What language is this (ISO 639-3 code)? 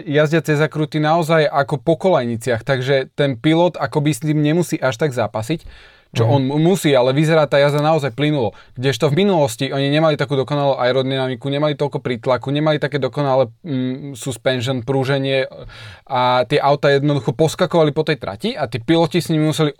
slk